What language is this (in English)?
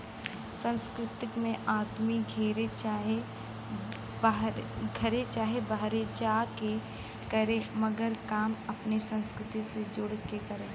Bhojpuri